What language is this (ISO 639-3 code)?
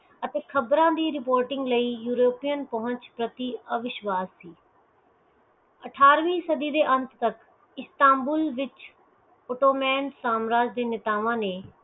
pan